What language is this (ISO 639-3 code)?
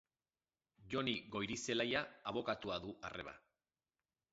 eus